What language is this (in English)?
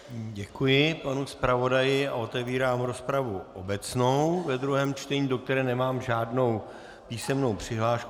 Czech